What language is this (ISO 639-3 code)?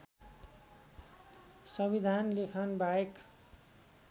nep